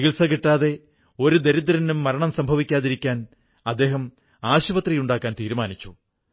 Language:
Malayalam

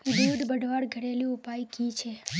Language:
Magahi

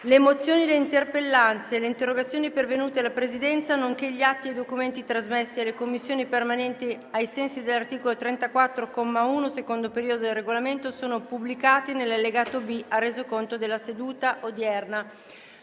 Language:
Italian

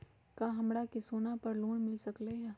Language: Magahi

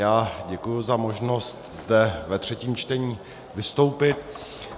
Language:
Czech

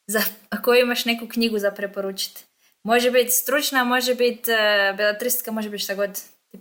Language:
Croatian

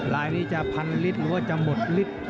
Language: Thai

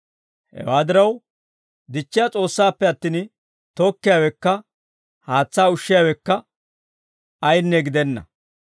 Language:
Dawro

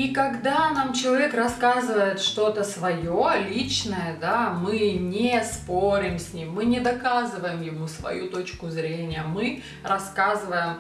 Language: Russian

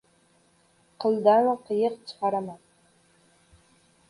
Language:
Uzbek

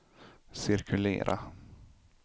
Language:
Swedish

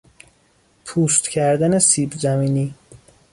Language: Persian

